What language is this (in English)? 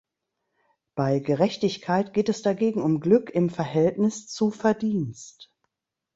German